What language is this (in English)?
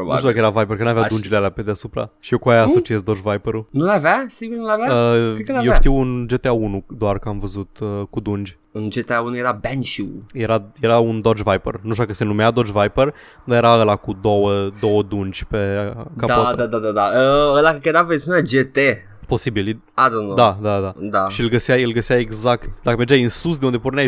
Romanian